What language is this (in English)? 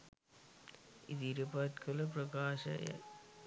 Sinhala